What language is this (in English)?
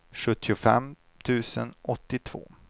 Swedish